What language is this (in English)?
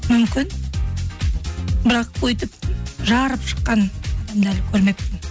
Kazakh